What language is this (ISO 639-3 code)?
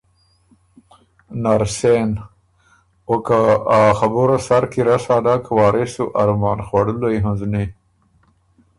oru